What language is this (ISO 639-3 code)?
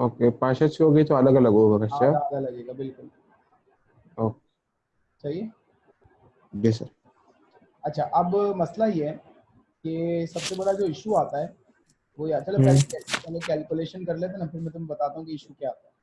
hin